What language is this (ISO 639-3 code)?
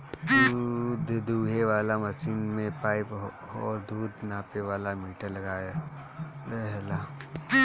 bho